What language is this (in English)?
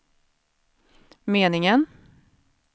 Swedish